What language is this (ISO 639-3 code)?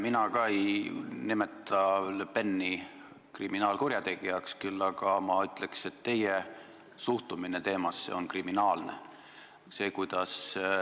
est